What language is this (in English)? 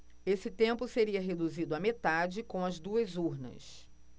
Portuguese